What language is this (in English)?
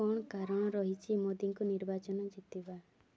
Odia